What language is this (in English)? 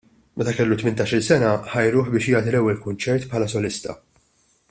Maltese